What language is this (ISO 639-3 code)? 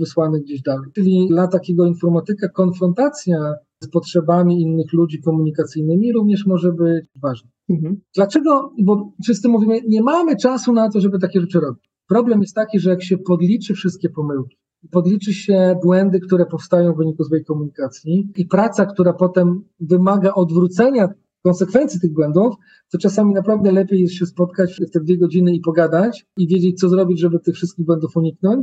pol